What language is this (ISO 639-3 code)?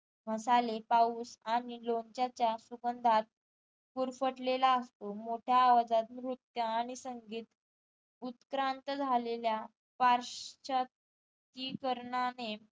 mar